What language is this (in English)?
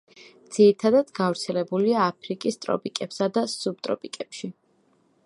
Georgian